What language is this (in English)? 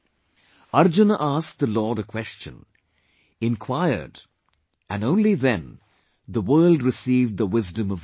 English